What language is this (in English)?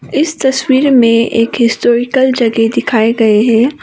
Hindi